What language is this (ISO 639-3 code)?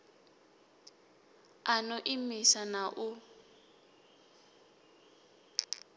ven